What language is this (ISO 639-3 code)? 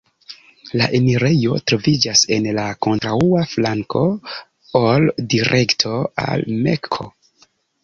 epo